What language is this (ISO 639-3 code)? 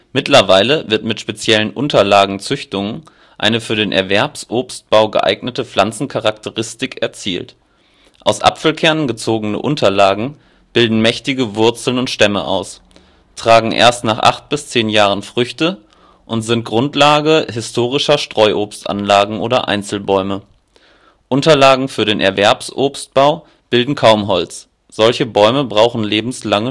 deu